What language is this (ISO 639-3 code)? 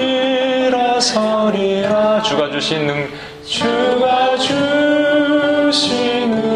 kor